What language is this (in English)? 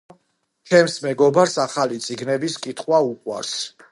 Georgian